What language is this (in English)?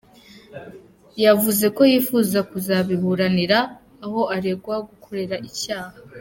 Kinyarwanda